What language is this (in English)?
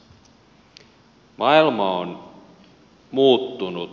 Finnish